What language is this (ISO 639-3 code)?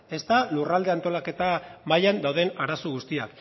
eus